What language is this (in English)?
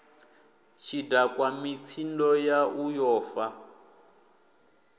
Venda